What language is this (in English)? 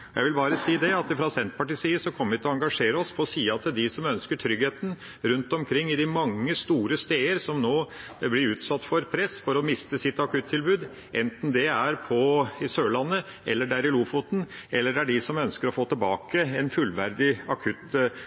Norwegian Bokmål